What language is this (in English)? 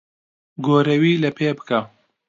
Central Kurdish